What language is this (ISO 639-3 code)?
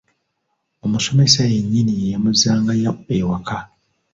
lug